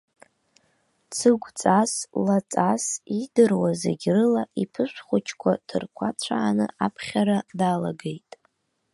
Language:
Abkhazian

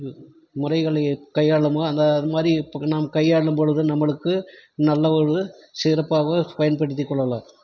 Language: Tamil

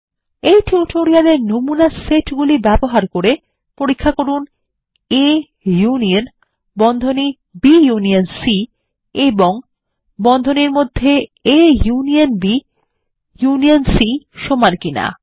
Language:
Bangla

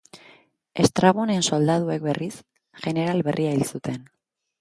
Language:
Basque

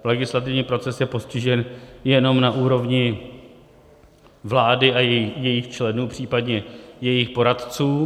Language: Czech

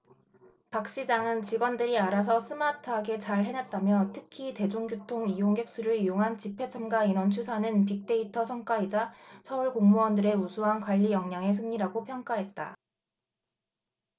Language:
Korean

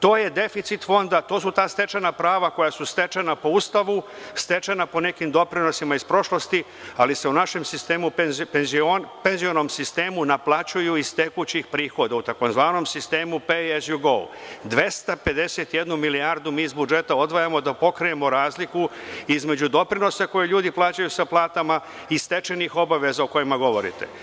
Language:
Serbian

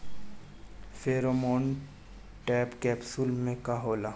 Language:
Bhojpuri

